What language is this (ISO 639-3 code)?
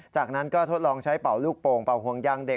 tha